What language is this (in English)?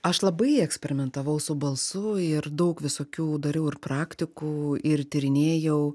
Lithuanian